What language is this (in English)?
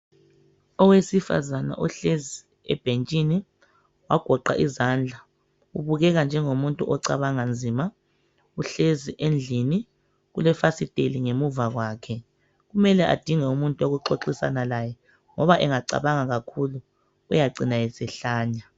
North Ndebele